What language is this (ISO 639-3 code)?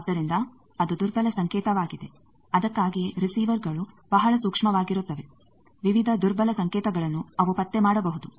kan